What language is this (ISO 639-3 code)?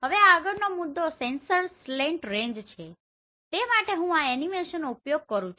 guj